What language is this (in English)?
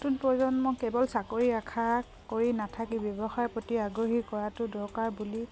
Assamese